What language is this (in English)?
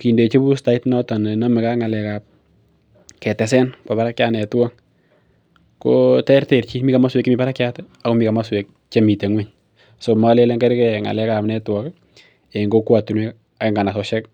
Kalenjin